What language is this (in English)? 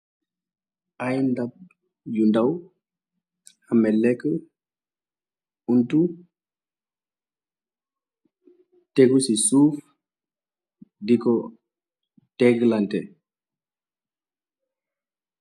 Wolof